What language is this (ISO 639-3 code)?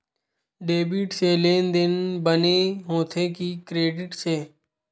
hne